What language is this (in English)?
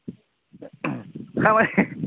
Bodo